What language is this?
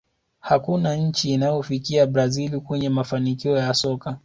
Swahili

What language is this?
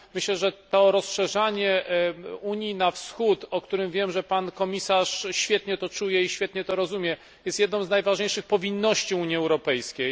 Polish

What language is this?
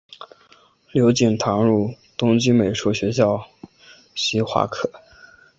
Chinese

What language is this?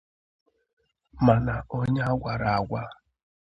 Igbo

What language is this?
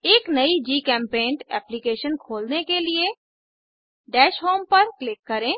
Hindi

